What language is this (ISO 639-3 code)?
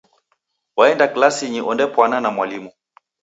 dav